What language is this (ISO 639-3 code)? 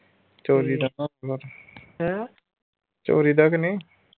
pan